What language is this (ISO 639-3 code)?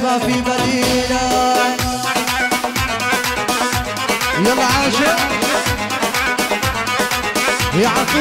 ara